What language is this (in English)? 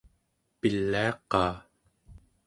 Central Yupik